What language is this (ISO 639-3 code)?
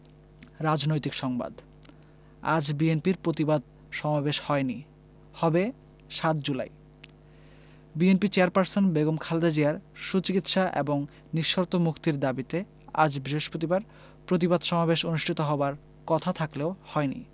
ben